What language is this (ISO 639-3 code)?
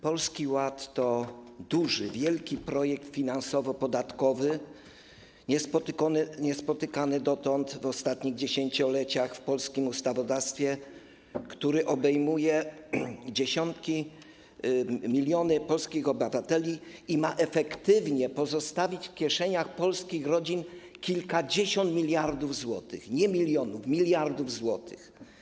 pol